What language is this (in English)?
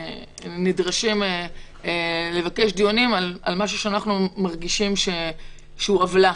Hebrew